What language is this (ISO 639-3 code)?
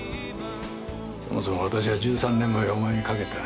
jpn